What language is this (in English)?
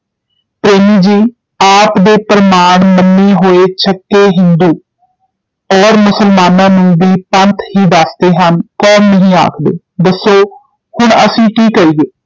Punjabi